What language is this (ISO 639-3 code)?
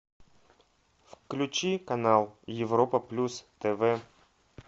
rus